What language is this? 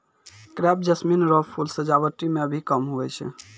Maithili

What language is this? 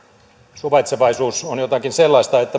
Finnish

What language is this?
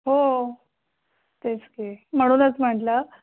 Marathi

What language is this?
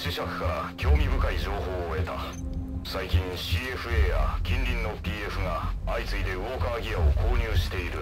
Japanese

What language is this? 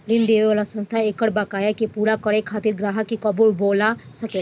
Bhojpuri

